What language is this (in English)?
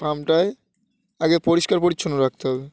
Bangla